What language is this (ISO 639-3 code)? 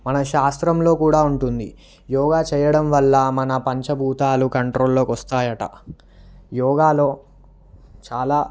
tel